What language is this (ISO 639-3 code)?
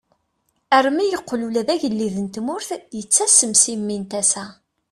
kab